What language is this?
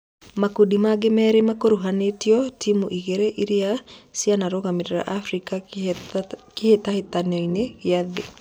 Kikuyu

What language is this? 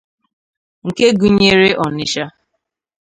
Igbo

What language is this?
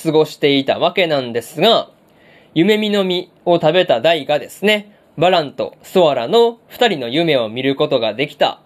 Japanese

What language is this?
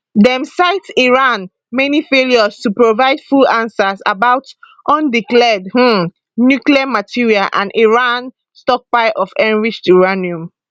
Nigerian Pidgin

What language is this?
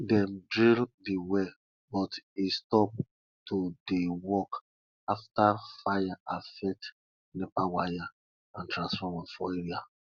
Nigerian Pidgin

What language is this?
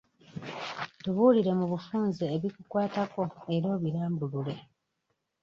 Ganda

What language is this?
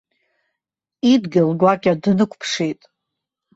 Abkhazian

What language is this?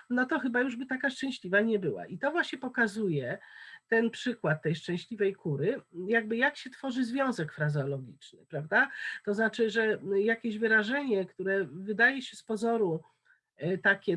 Polish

